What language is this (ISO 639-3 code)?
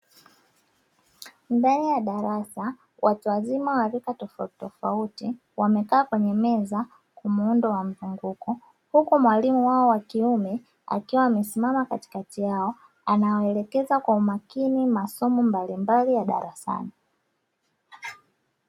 swa